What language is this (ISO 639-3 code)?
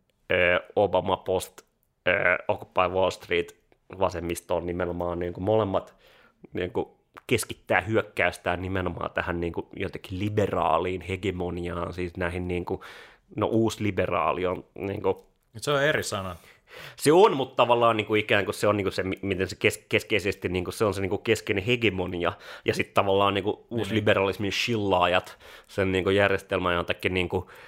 fin